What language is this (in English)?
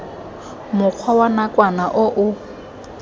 Tswana